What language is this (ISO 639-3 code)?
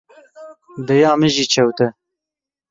kur